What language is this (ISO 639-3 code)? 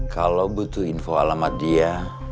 ind